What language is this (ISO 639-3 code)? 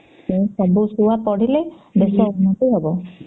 ori